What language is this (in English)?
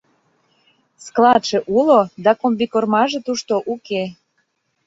Mari